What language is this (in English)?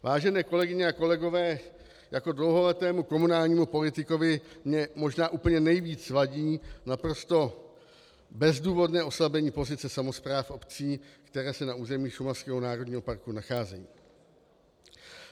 Czech